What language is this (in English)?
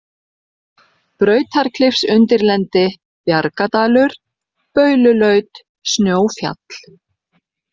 Icelandic